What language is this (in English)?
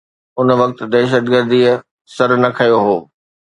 Sindhi